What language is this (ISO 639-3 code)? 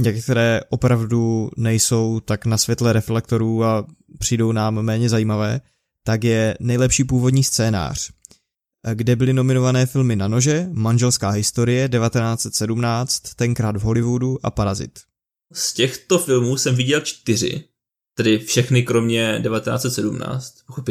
ces